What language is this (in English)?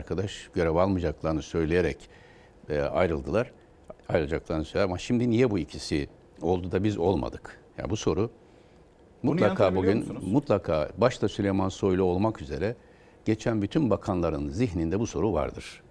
Turkish